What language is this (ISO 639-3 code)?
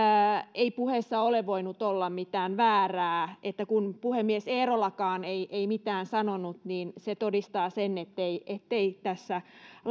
fin